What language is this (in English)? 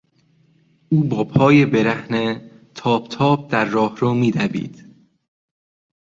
Persian